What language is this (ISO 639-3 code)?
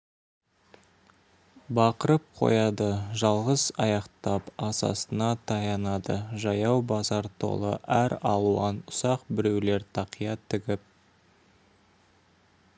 kaz